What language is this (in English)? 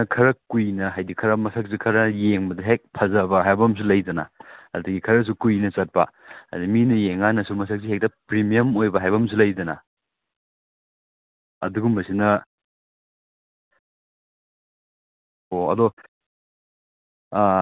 Manipuri